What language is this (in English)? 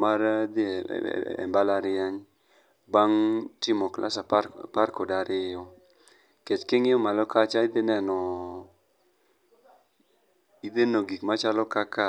Luo (Kenya and Tanzania)